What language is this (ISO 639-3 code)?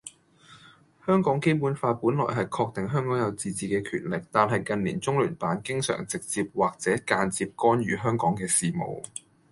yue